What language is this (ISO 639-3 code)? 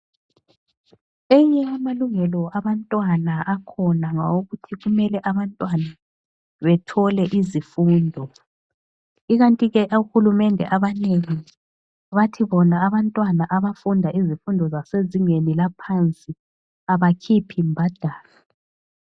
nde